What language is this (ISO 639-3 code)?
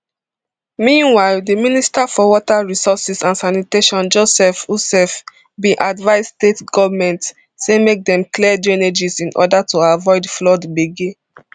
pcm